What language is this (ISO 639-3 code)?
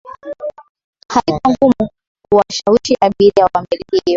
swa